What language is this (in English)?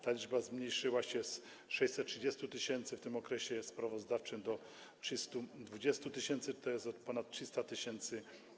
Polish